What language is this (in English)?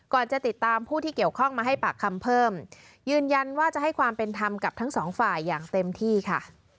Thai